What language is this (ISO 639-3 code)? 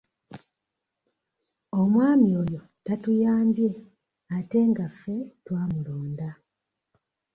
lug